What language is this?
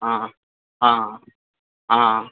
Maithili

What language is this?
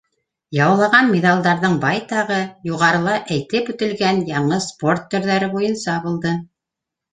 Bashkir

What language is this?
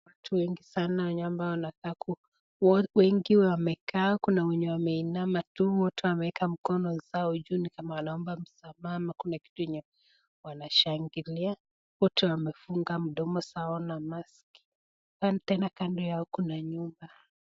Swahili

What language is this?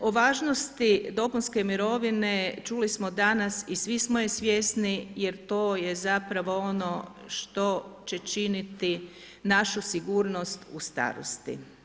Croatian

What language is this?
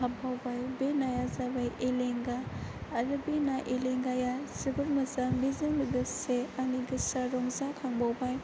Bodo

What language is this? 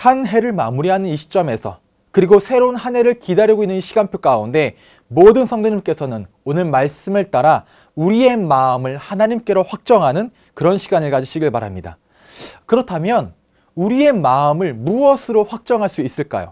Korean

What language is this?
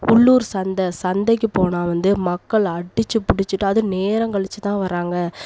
Tamil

